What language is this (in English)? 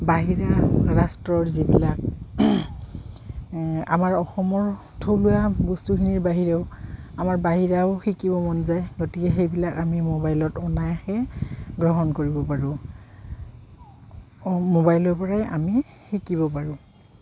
Assamese